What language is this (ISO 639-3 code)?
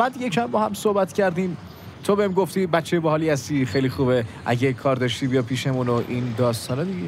fas